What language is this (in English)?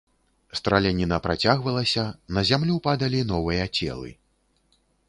Belarusian